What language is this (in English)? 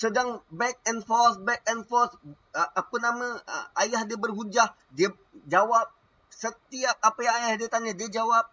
Malay